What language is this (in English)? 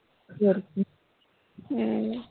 Punjabi